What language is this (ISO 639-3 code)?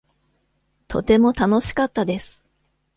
jpn